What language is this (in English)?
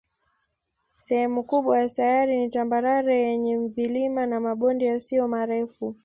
Swahili